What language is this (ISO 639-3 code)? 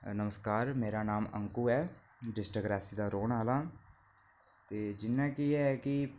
doi